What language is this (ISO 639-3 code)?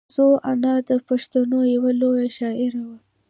pus